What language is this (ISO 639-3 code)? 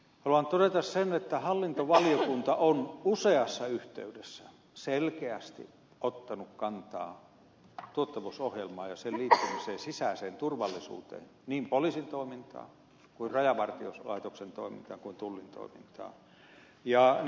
fin